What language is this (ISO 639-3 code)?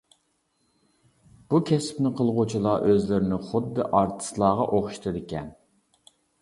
uig